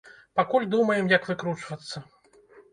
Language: Belarusian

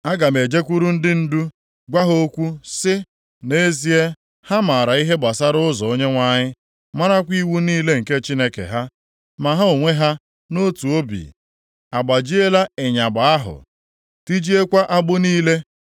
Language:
Igbo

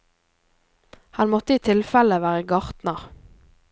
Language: Norwegian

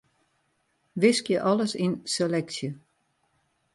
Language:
Western Frisian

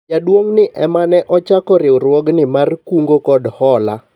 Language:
Luo (Kenya and Tanzania)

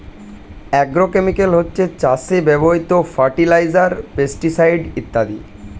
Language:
Bangla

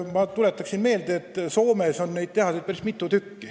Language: Estonian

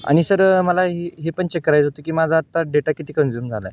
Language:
Marathi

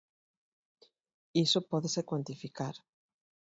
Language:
Galician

